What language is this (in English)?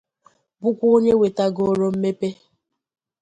Igbo